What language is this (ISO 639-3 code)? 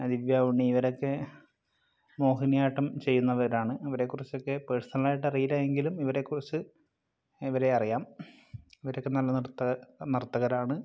mal